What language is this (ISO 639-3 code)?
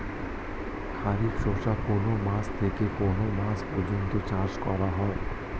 ben